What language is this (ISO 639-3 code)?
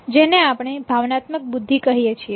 guj